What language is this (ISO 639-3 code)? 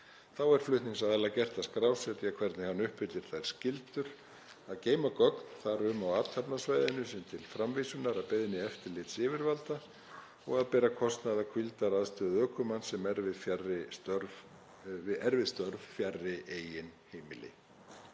isl